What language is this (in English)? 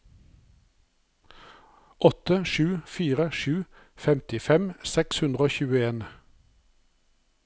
Norwegian